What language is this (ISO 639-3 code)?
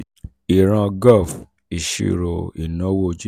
yor